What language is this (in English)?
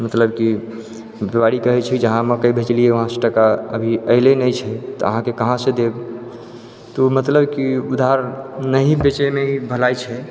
Maithili